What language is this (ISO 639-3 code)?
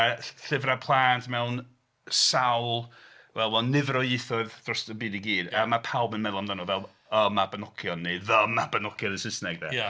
cym